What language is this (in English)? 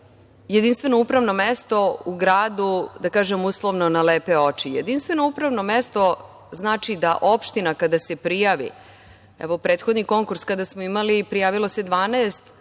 Serbian